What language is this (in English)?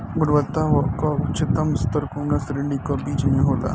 Bhojpuri